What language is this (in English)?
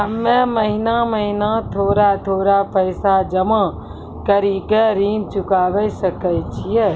Maithili